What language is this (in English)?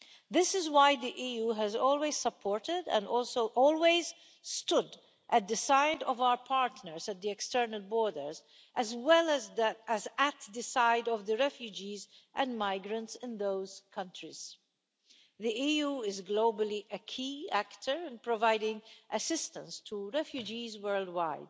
English